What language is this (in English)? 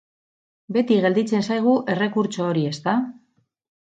Basque